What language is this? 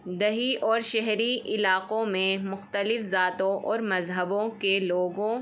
Urdu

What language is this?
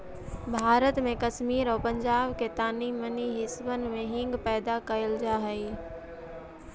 Magahi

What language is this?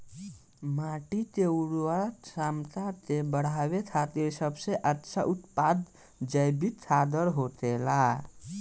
Bhojpuri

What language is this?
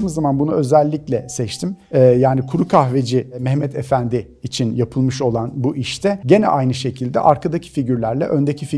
Turkish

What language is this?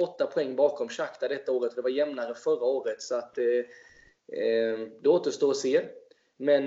Swedish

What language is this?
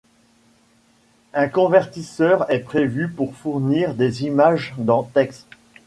French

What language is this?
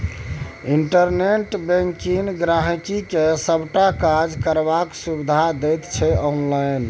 Maithili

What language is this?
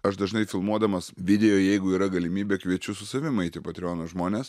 Lithuanian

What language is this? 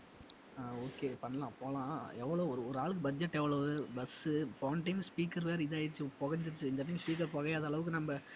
Tamil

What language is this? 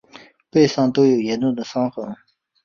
Chinese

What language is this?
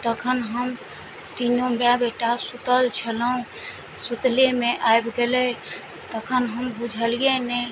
Maithili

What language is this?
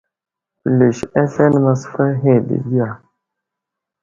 Wuzlam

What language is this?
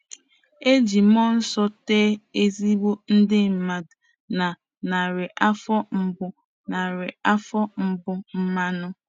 Igbo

